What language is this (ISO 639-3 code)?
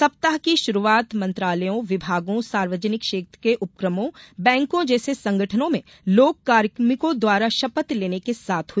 hin